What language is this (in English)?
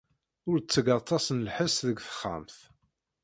Kabyle